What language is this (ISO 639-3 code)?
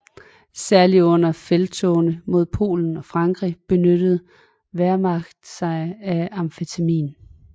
dan